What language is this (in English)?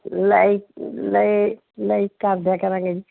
Punjabi